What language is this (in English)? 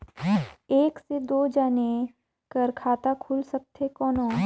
Chhattisgarhi